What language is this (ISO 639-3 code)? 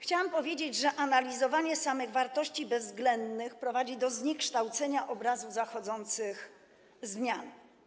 pol